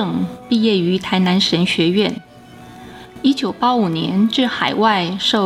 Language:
Chinese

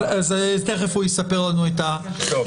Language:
Hebrew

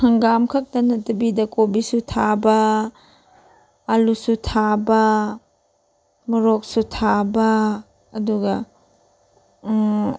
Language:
Manipuri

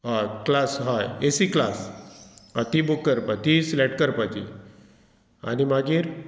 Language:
Konkani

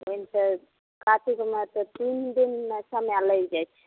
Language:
Maithili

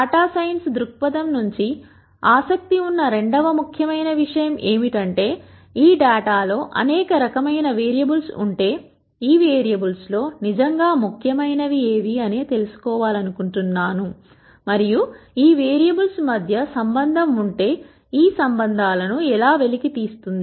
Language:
Telugu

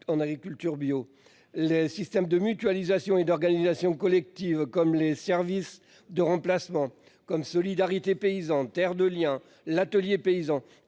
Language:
French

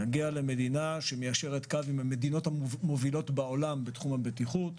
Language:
Hebrew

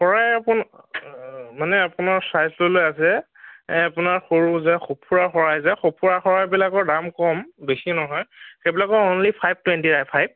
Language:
Assamese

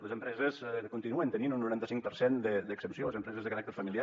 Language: Catalan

